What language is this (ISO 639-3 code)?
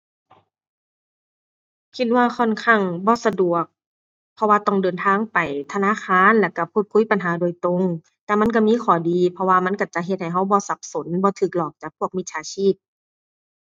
tha